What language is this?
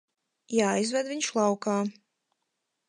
Latvian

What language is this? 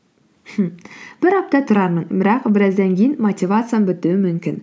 Kazakh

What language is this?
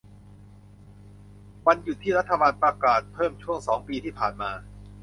Thai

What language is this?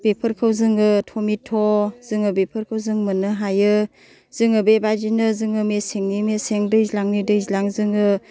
Bodo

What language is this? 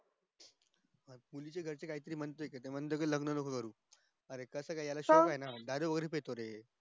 Marathi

